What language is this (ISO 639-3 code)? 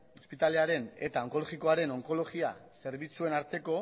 eus